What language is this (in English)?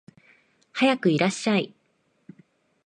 Japanese